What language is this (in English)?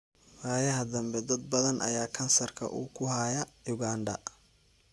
Somali